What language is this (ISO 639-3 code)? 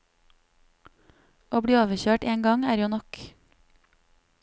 nor